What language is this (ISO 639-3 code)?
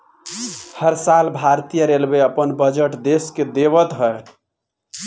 bho